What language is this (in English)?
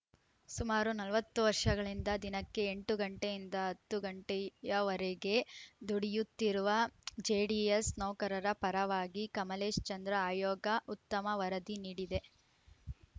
Kannada